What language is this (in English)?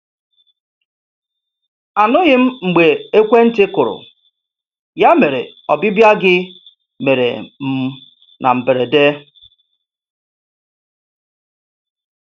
Igbo